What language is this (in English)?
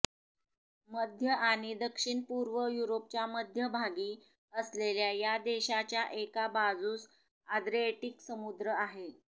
Marathi